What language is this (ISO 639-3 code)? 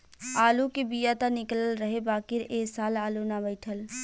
bho